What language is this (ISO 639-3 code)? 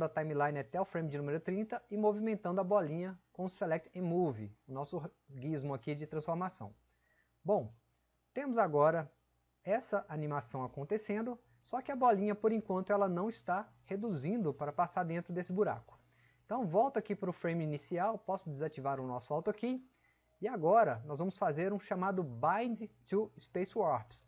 por